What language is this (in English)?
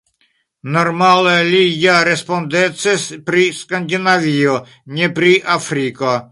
Esperanto